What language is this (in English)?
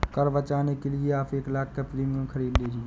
Hindi